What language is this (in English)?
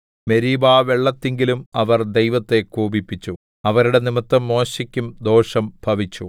Malayalam